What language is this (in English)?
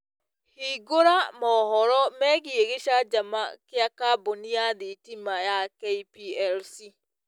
Kikuyu